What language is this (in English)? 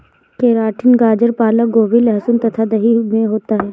Hindi